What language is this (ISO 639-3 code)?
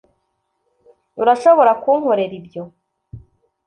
kin